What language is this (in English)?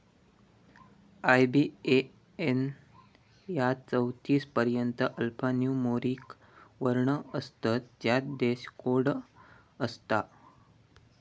Marathi